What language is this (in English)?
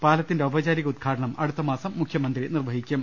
Malayalam